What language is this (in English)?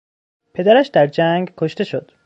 Persian